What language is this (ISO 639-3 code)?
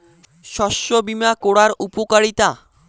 ben